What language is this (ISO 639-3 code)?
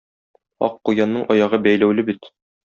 tat